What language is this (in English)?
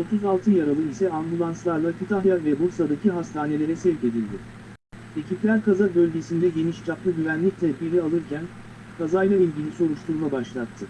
Turkish